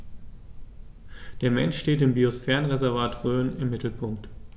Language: German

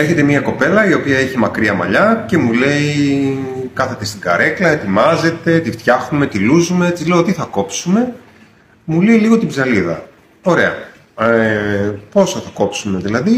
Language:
Greek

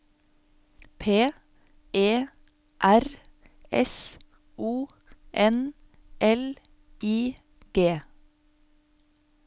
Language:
Norwegian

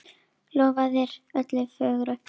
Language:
Icelandic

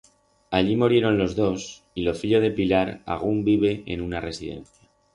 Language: Aragonese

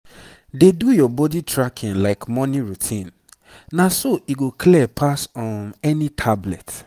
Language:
Nigerian Pidgin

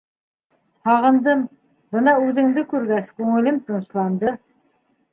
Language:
Bashkir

